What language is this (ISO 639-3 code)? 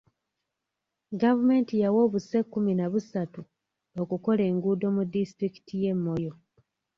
lug